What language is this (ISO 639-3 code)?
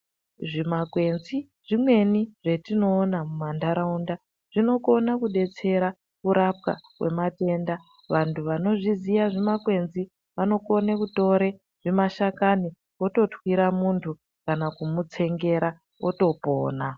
ndc